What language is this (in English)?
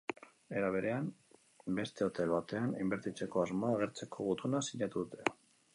Basque